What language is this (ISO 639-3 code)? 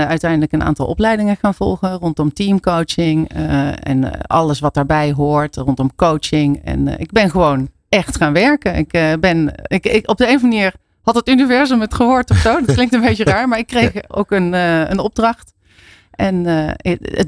nld